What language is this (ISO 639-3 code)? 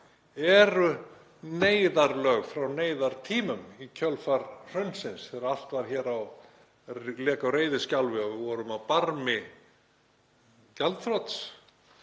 isl